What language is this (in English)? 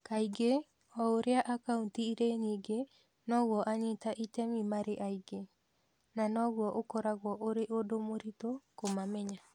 Kikuyu